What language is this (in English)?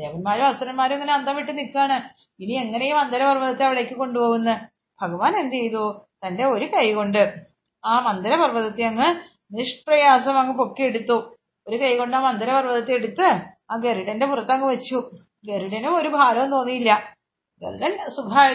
Malayalam